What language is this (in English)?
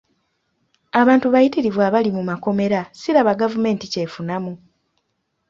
Ganda